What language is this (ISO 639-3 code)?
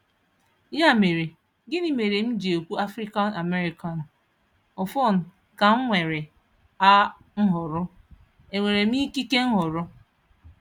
ibo